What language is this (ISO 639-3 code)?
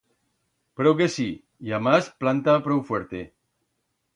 arg